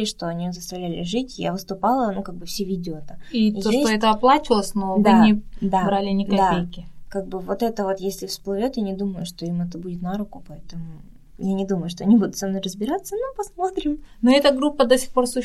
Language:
Russian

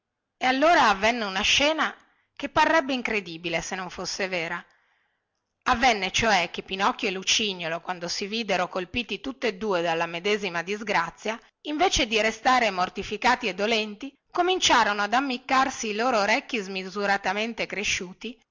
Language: Italian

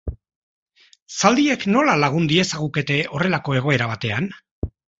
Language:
Basque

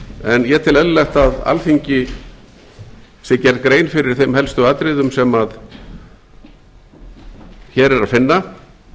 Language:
Icelandic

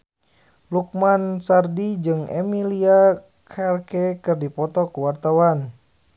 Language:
Sundanese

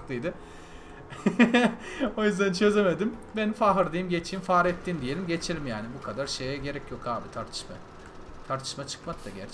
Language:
Turkish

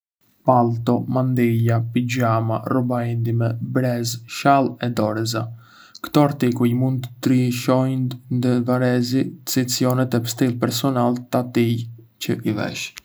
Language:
Arbëreshë Albanian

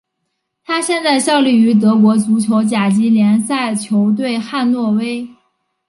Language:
Chinese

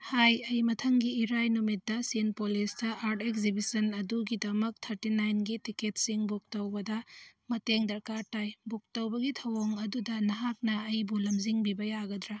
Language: Manipuri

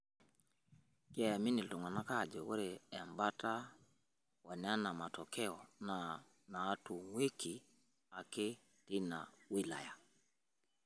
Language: Masai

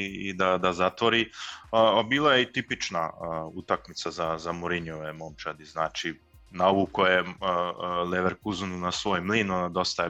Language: Croatian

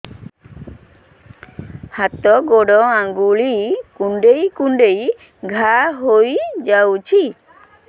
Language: Odia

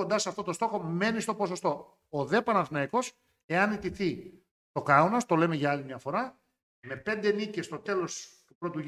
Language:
Greek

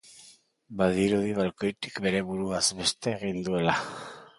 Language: Basque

